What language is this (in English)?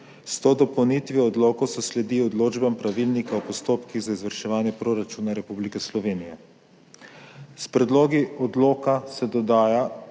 Slovenian